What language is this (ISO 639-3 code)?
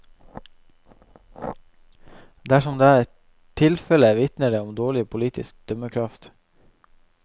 nor